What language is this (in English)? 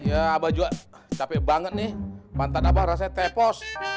Indonesian